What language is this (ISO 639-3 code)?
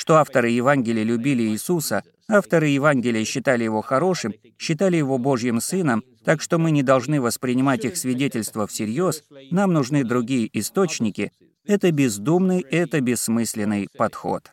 rus